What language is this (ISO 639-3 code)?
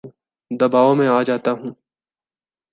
urd